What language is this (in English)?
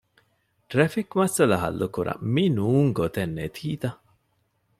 Divehi